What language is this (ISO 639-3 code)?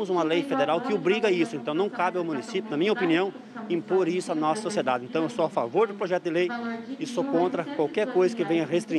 por